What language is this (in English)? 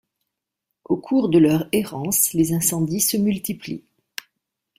French